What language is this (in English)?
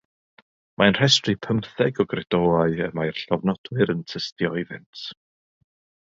Welsh